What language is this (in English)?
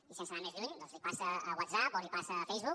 Catalan